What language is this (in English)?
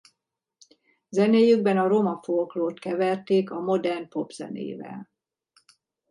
Hungarian